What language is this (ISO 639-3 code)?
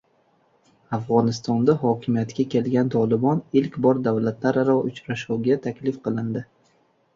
uzb